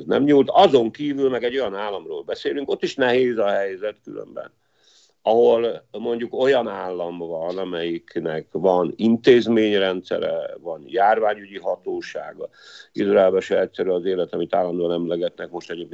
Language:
Hungarian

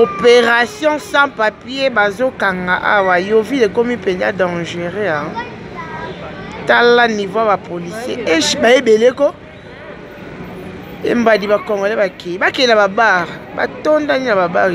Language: French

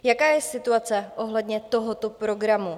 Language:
Czech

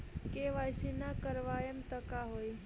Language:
Bhojpuri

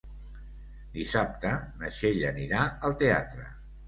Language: Catalan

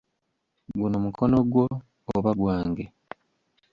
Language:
Ganda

